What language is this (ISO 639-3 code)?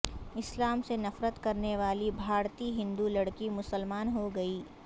urd